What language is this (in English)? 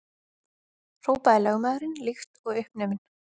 Icelandic